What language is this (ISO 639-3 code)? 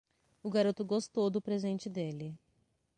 por